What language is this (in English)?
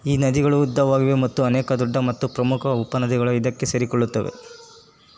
Kannada